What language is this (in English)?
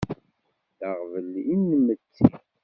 Kabyle